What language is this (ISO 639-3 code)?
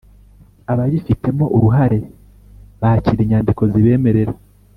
kin